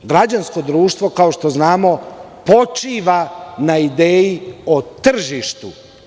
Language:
Serbian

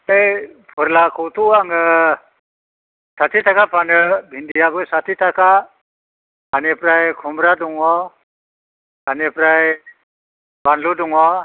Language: Bodo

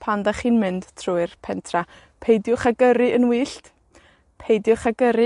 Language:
Welsh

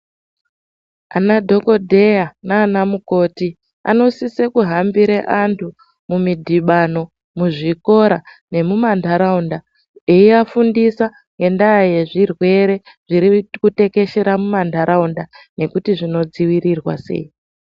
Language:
Ndau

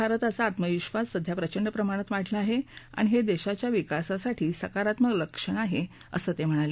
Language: Marathi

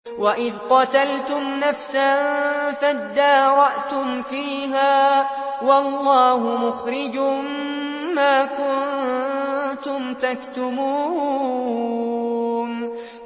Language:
Arabic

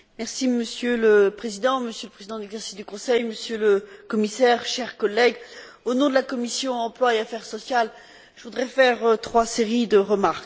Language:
French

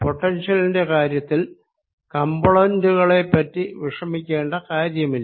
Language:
Malayalam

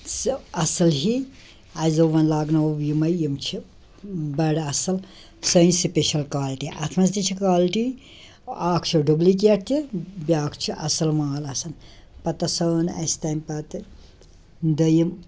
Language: Kashmiri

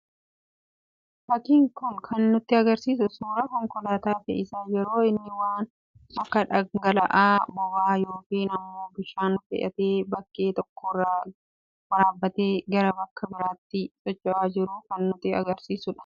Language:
Oromo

